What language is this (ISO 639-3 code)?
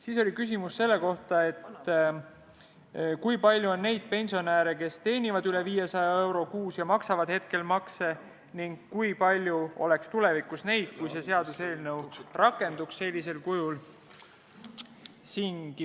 est